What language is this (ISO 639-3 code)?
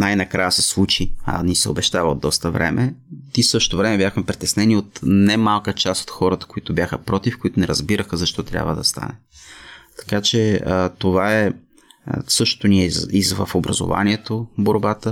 bul